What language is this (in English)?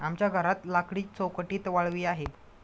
Marathi